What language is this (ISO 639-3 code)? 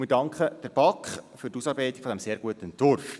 gsw